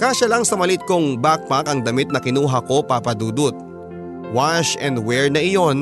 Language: Filipino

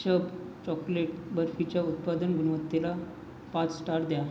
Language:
Marathi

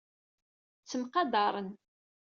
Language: Kabyle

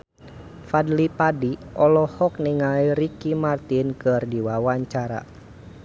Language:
Sundanese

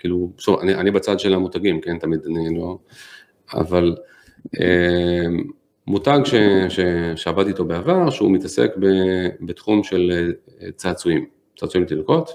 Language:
Hebrew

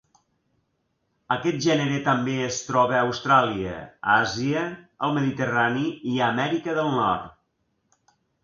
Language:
Catalan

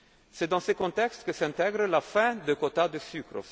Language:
French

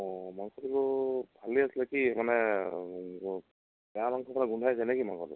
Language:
Assamese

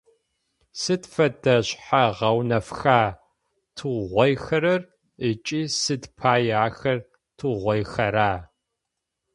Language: Adyghe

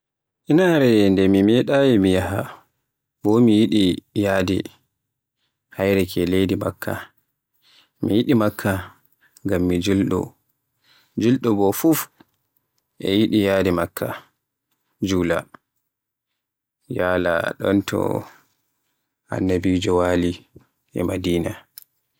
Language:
Borgu Fulfulde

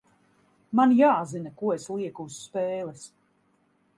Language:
Latvian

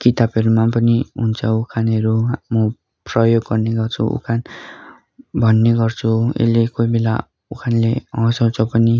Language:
Nepali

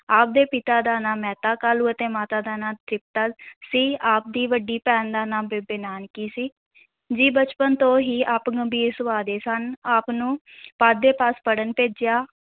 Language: Punjabi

